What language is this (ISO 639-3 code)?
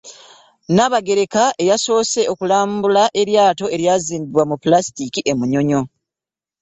lug